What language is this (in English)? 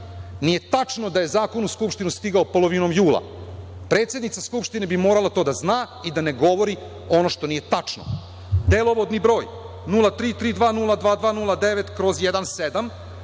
Serbian